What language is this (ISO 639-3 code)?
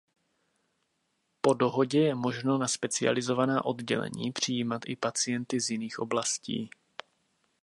ces